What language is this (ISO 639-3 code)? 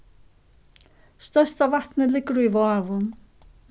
fao